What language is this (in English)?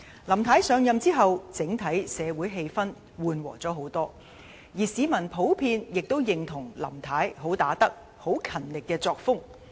Cantonese